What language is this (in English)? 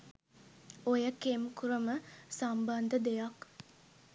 Sinhala